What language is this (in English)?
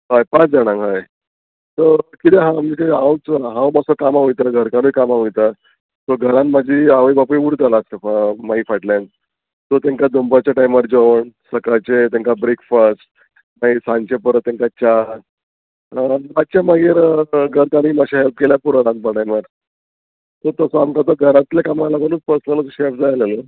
Konkani